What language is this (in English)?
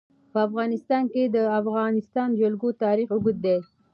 Pashto